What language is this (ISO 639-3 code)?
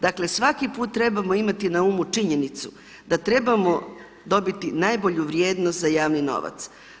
hrv